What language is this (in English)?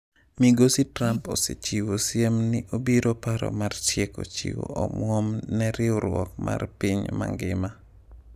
Luo (Kenya and Tanzania)